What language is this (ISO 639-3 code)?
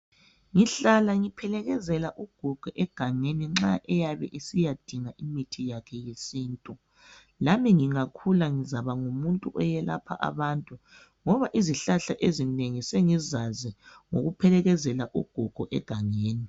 nde